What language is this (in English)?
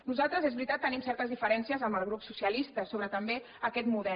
Catalan